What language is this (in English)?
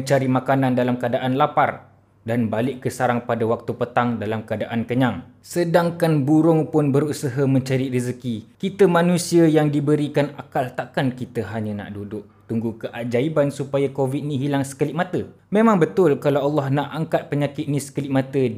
Malay